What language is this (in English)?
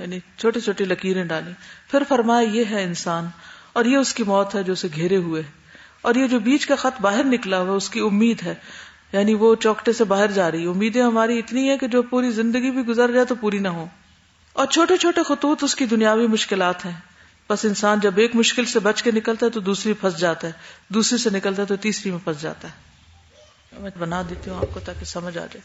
Urdu